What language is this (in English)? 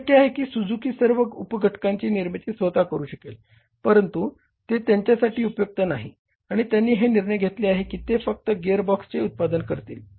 Marathi